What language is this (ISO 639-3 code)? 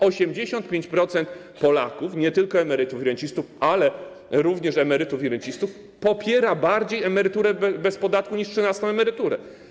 pol